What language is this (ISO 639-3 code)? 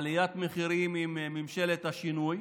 heb